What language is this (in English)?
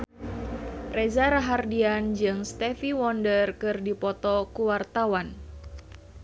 Sundanese